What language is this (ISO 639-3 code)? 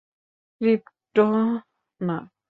ben